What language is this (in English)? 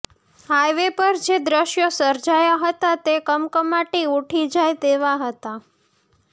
Gujarati